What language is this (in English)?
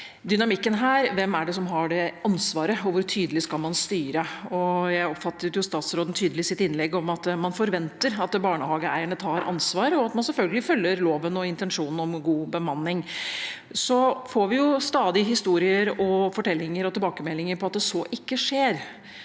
Norwegian